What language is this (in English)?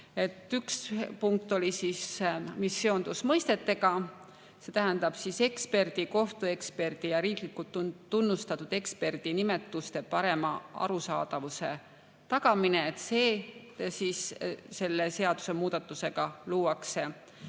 Estonian